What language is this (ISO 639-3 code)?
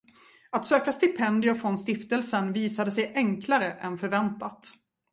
swe